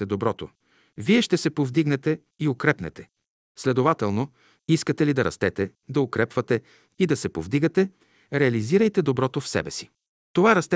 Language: Bulgarian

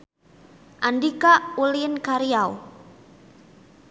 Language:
Sundanese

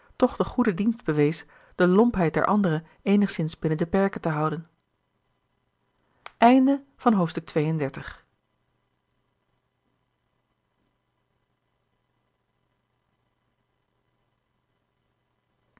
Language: Dutch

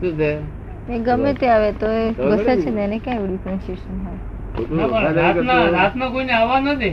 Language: Gujarati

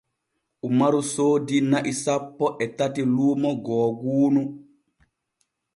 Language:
Borgu Fulfulde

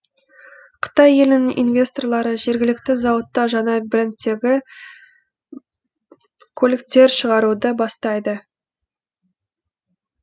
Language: Kazakh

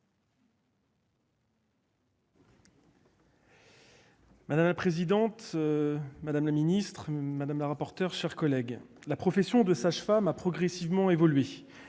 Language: French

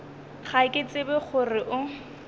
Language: Northern Sotho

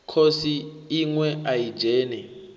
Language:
Venda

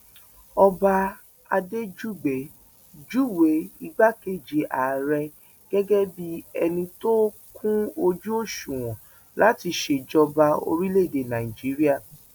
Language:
Yoruba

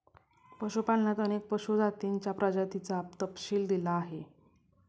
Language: Marathi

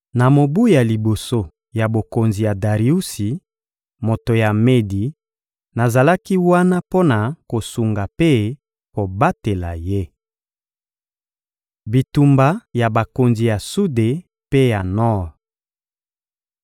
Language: Lingala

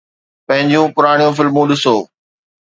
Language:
Sindhi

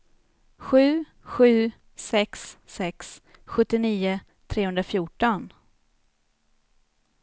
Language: Swedish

